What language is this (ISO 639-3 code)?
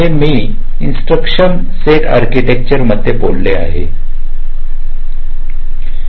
mar